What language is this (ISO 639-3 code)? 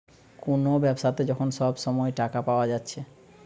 ben